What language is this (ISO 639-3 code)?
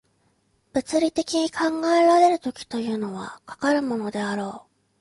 jpn